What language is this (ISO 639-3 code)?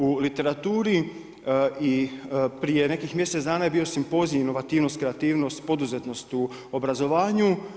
hrv